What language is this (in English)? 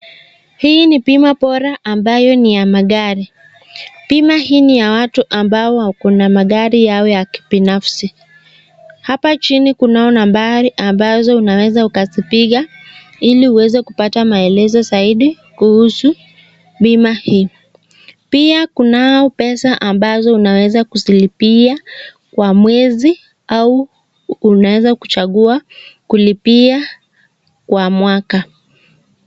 Swahili